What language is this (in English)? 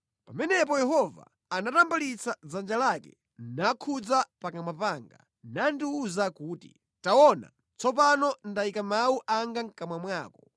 Nyanja